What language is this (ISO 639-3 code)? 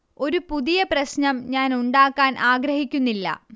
mal